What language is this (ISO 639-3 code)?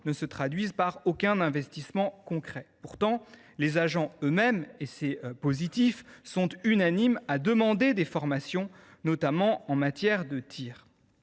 fra